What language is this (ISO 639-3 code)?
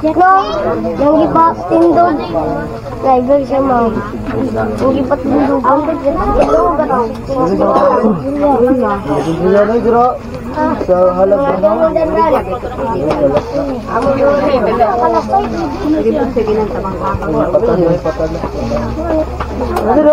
fil